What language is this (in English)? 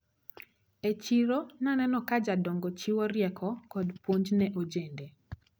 Luo (Kenya and Tanzania)